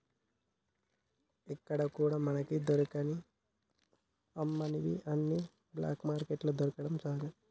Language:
Telugu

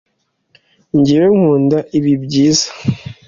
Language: Kinyarwanda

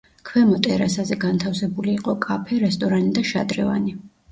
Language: Georgian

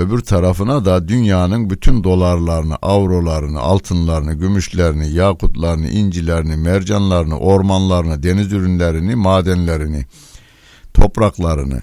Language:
Turkish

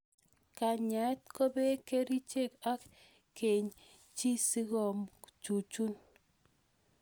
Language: Kalenjin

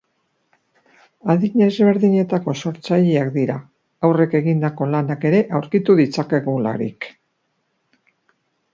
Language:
Basque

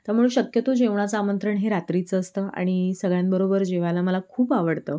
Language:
Marathi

